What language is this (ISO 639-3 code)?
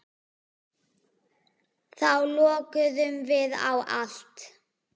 isl